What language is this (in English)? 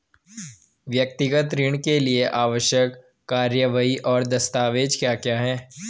Hindi